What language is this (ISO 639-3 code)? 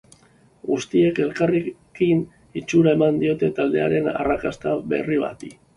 eus